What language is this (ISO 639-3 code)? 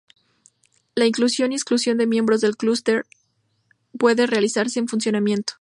spa